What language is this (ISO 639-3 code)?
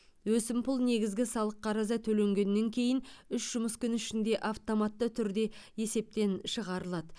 kaz